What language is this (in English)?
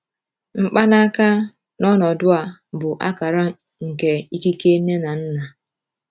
Igbo